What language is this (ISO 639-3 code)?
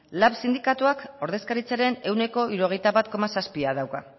eus